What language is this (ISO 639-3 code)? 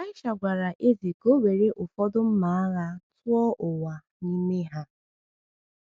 ibo